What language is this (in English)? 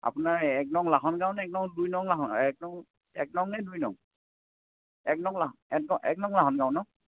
Assamese